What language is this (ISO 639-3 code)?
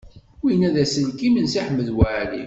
kab